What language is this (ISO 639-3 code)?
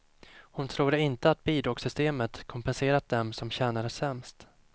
swe